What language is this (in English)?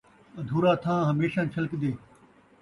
Saraiki